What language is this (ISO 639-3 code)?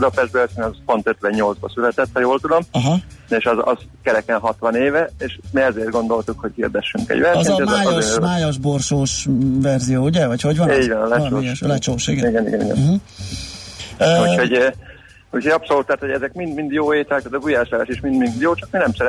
hun